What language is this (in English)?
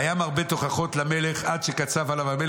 Hebrew